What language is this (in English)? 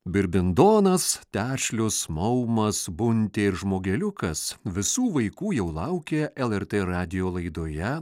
Lithuanian